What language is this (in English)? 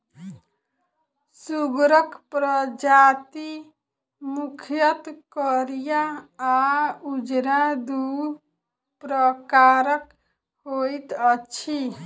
Maithili